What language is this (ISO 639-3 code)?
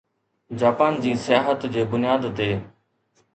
snd